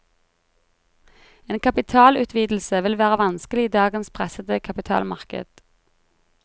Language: Norwegian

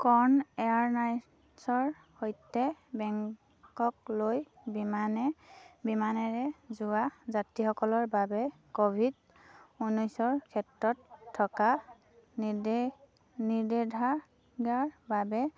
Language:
Assamese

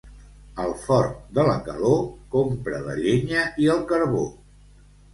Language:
Catalan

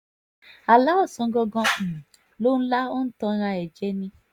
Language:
Yoruba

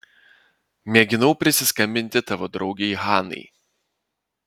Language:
Lithuanian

